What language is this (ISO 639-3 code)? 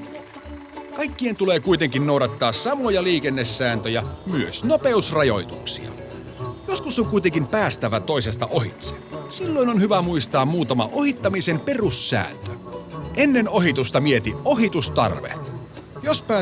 fin